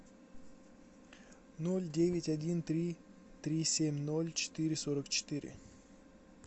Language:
Russian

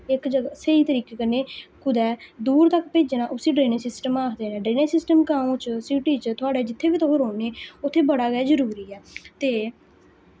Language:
Dogri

